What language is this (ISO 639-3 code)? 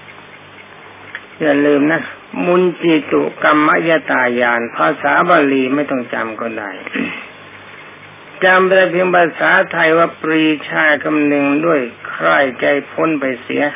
tha